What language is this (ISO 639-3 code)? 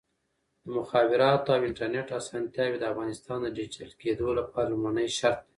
pus